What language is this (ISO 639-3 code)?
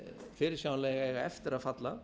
isl